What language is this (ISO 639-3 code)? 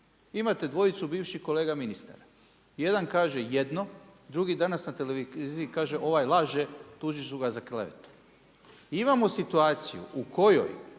hrv